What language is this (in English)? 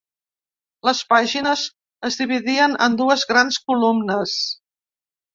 Catalan